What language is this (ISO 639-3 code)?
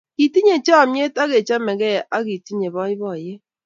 kln